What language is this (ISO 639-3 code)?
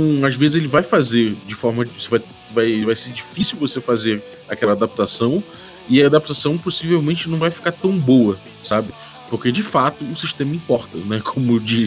por